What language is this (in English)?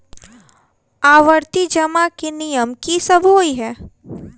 Maithili